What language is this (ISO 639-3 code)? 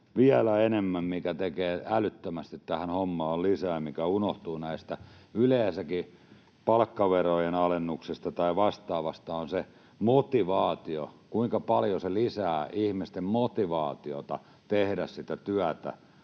fin